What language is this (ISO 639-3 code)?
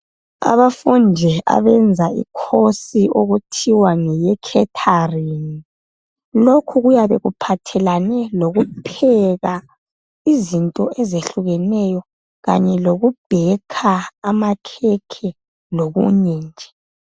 nde